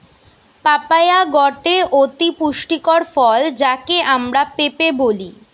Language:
Bangla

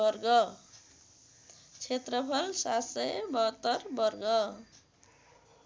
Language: Nepali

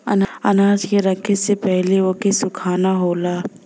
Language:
Bhojpuri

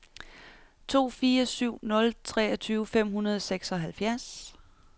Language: Danish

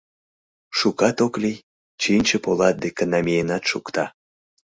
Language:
Mari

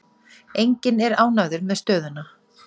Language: Icelandic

